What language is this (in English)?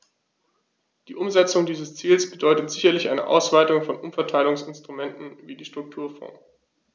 German